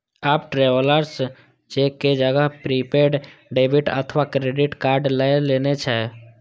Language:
Maithili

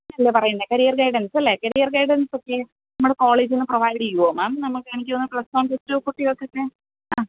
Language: Malayalam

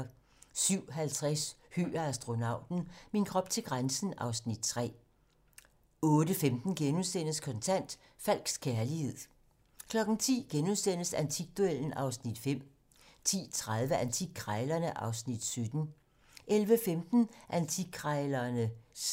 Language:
Danish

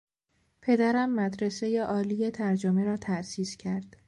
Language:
Persian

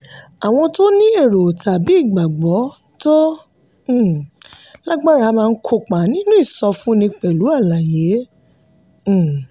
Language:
Yoruba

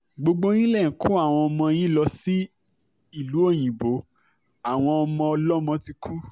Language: Yoruba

